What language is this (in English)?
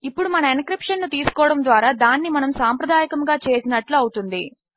Telugu